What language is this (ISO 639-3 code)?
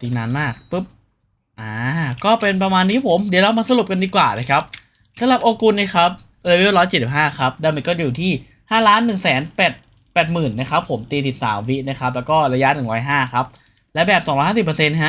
tha